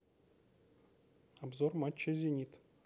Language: Russian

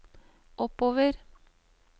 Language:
Norwegian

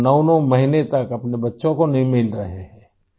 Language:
Urdu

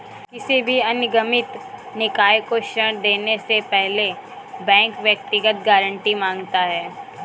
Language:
Hindi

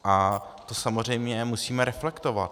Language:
Czech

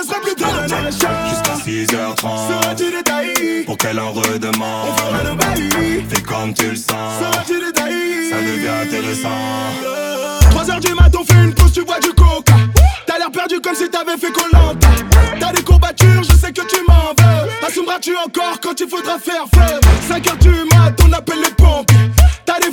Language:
French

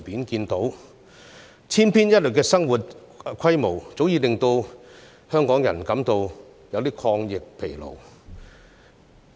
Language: Cantonese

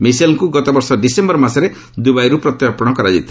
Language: Odia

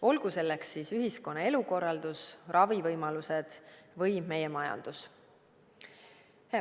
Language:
Estonian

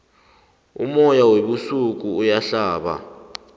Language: South Ndebele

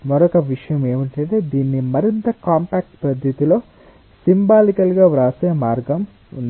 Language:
Telugu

